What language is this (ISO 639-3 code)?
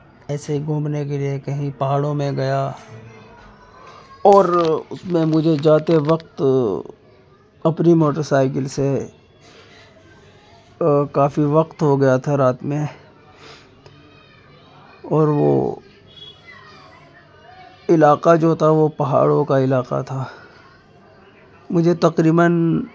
urd